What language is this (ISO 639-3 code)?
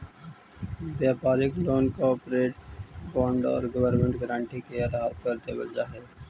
mag